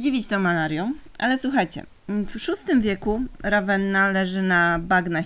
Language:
Polish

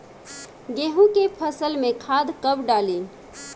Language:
Bhojpuri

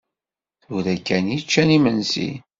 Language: Kabyle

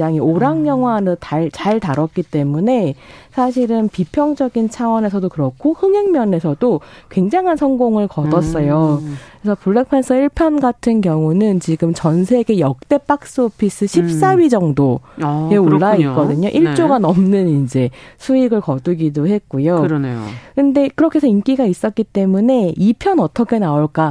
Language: Korean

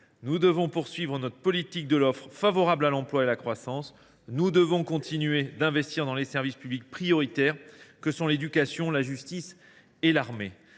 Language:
French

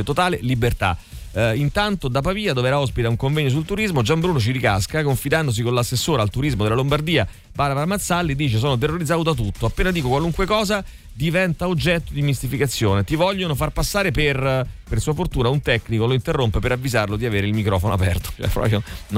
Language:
Italian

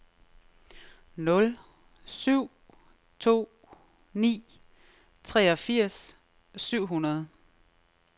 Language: Danish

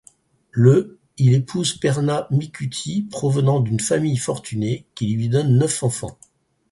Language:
French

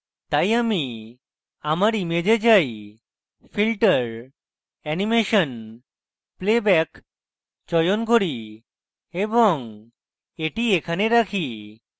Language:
Bangla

